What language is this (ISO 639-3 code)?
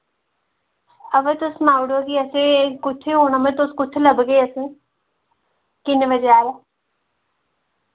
doi